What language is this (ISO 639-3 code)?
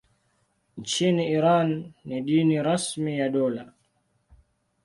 swa